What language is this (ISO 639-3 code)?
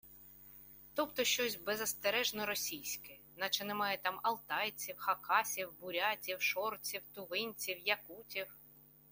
ukr